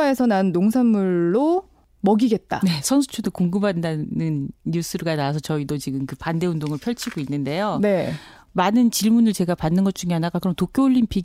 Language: Korean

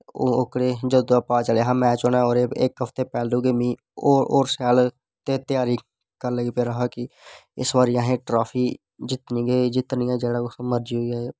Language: Dogri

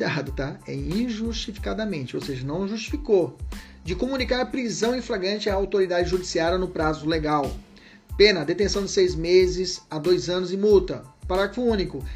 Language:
Portuguese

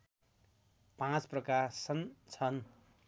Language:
Nepali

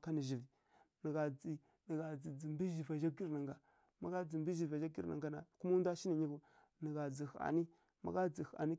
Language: Kirya-Konzəl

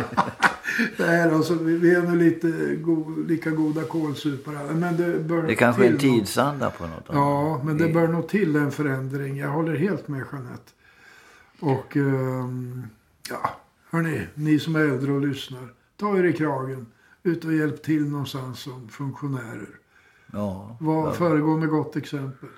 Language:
Swedish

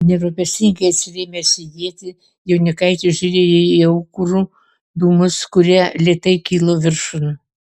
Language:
Lithuanian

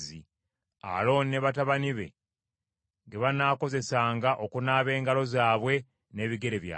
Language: Ganda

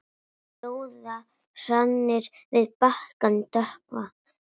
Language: Icelandic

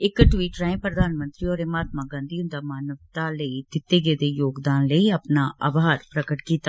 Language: Dogri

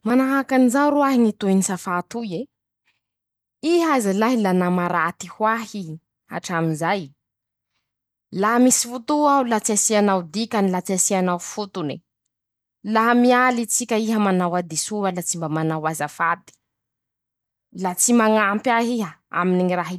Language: Masikoro Malagasy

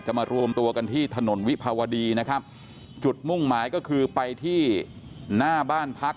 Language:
Thai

